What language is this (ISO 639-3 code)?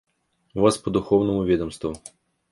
rus